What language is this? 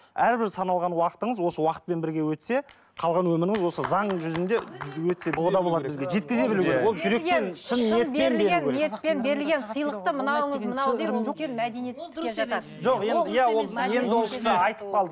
Kazakh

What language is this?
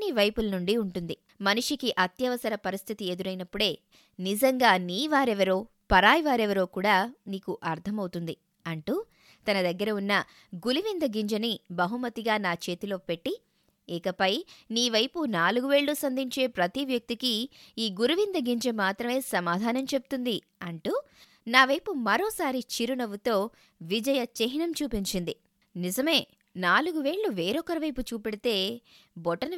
Telugu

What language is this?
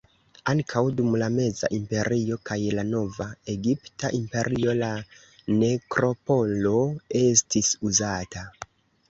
Esperanto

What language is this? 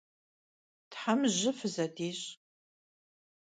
Kabardian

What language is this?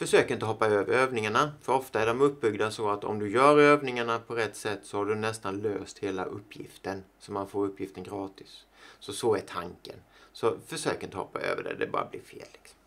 Swedish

